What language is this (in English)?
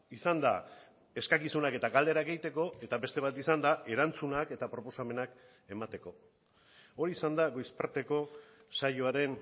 Basque